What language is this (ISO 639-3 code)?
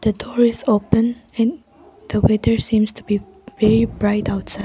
eng